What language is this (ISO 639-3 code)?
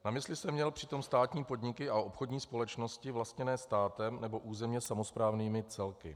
ces